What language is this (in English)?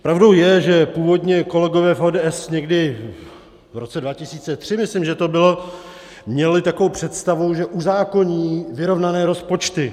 Czech